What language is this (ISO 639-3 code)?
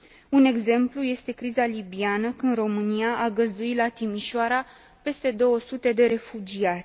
ron